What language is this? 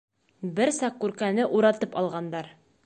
Bashkir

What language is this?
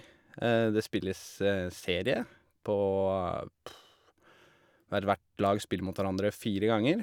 Norwegian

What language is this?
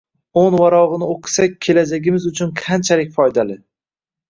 Uzbek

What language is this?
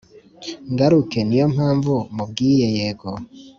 Kinyarwanda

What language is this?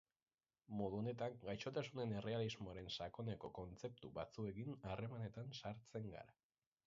Basque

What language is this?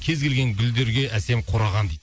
Kazakh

